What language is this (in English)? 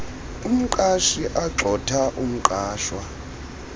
Xhosa